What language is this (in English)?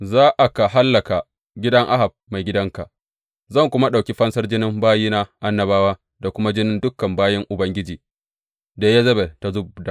Hausa